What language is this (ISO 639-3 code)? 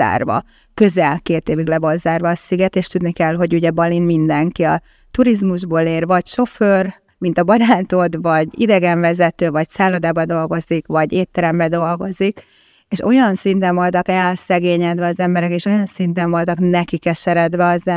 hun